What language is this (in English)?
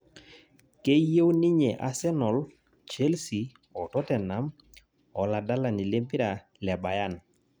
Masai